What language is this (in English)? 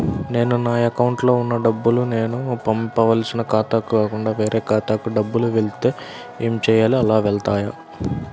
Telugu